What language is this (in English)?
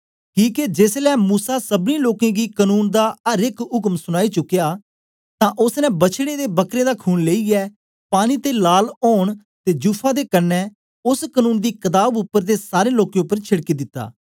Dogri